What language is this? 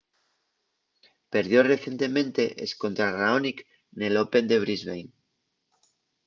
Asturian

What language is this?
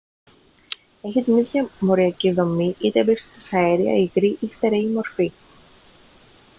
Greek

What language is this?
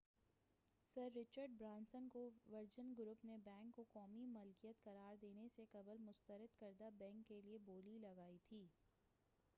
Urdu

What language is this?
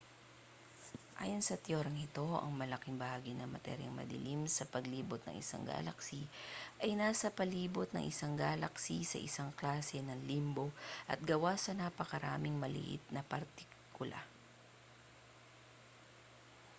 Filipino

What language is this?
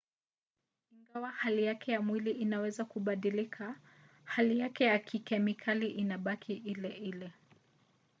Swahili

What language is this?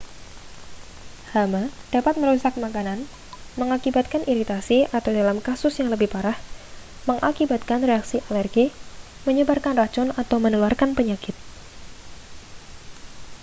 Indonesian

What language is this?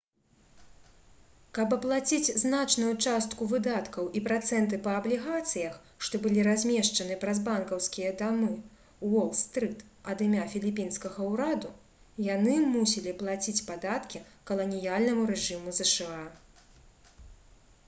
Belarusian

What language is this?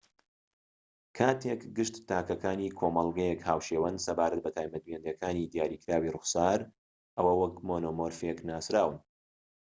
Central Kurdish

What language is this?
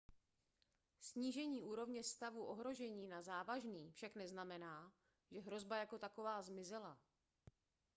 Czech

